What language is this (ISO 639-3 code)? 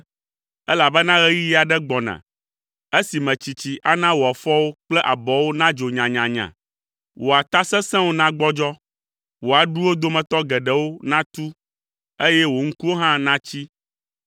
ewe